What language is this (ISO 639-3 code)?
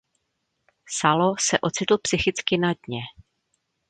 ces